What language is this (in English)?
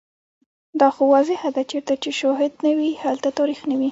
Pashto